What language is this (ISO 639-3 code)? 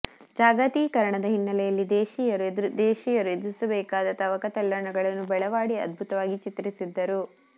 kan